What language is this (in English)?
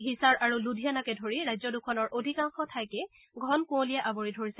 Assamese